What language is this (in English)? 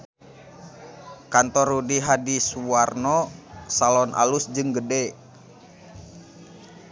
Sundanese